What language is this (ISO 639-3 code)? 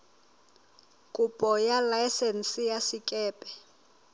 sot